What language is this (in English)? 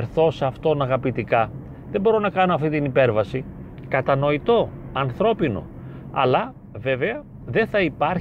Greek